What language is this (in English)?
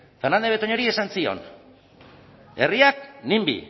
Basque